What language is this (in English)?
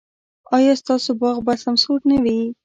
Pashto